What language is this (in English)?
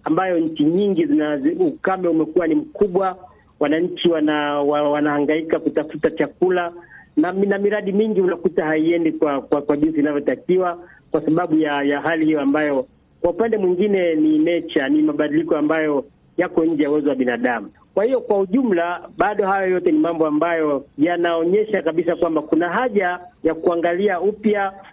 Swahili